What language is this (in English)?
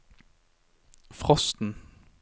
Norwegian